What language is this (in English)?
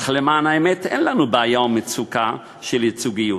Hebrew